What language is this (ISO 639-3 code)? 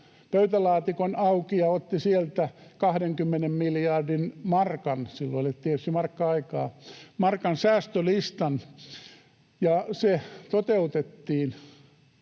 fin